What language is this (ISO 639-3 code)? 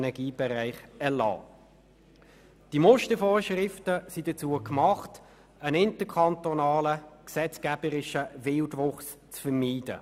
gsw